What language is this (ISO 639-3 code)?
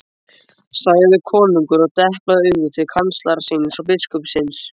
isl